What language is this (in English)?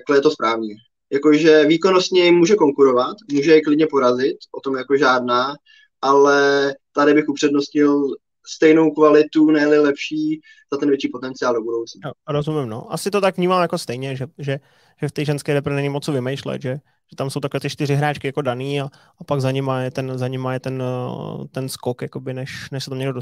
Czech